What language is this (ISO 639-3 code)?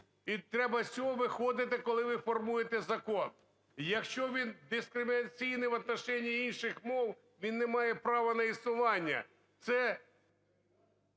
ukr